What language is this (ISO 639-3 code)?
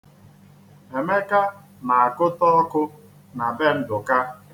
ibo